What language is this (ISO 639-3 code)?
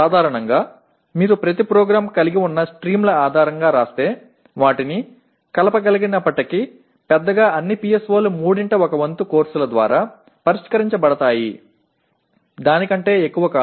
tel